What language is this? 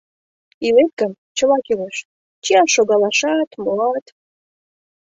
Mari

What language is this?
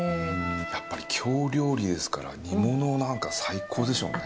Japanese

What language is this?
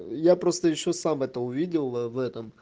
Russian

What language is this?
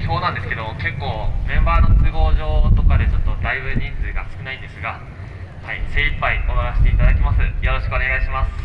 Japanese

